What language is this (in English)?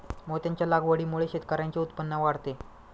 Marathi